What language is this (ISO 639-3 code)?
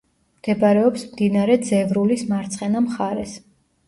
kat